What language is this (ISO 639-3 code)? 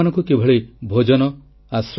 ori